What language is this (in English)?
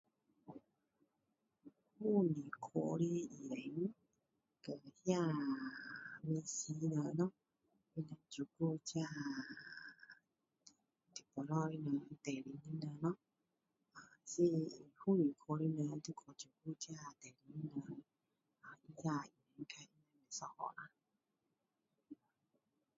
Min Dong Chinese